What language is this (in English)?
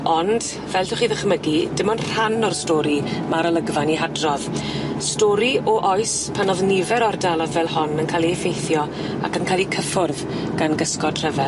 Welsh